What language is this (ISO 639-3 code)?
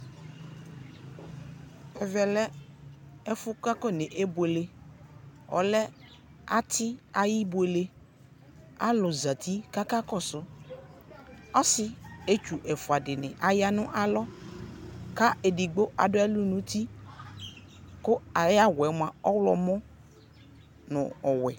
kpo